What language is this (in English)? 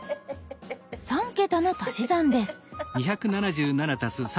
Japanese